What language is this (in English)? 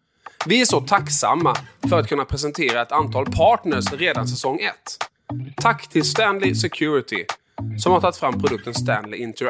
Swedish